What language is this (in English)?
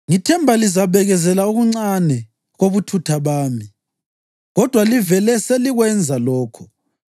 North Ndebele